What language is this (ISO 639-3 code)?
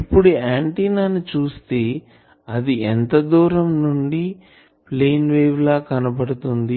tel